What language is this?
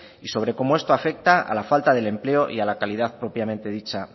Spanish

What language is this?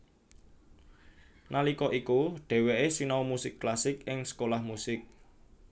Javanese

